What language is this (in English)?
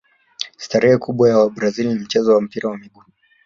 Swahili